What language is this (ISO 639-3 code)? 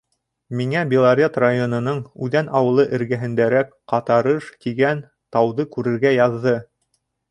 bak